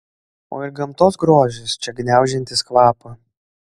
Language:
Lithuanian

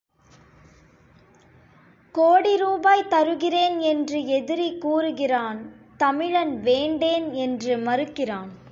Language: Tamil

